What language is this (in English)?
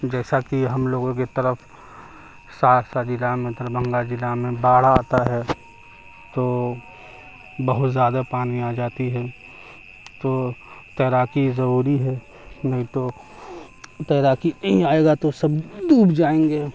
Urdu